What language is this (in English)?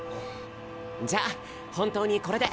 Japanese